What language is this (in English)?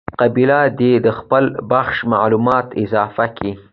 Pashto